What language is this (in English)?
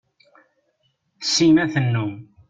Kabyle